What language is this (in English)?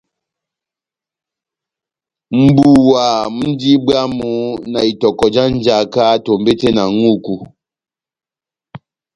Batanga